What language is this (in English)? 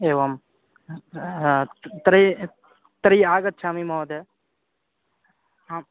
Sanskrit